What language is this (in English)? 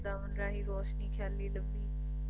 Punjabi